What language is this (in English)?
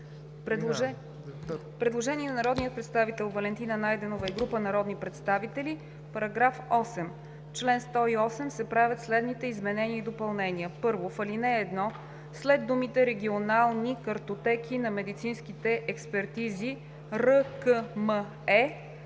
Bulgarian